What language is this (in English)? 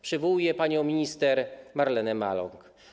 Polish